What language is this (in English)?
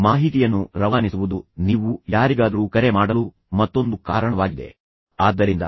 Kannada